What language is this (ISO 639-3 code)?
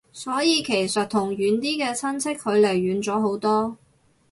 yue